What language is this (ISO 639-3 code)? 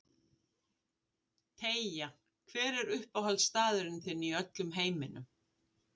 isl